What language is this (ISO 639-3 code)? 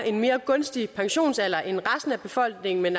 dan